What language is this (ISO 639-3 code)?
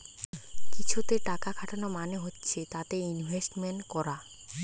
ben